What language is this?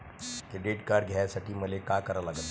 Marathi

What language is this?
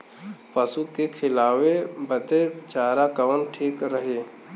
Bhojpuri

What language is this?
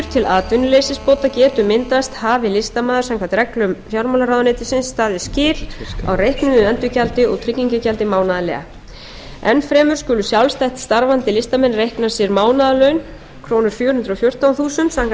Icelandic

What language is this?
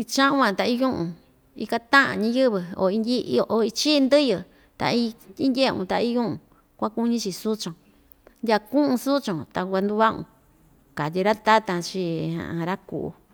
Ixtayutla Mixtec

